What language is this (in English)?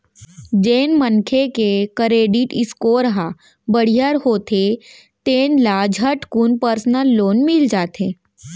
Chhattisgarhi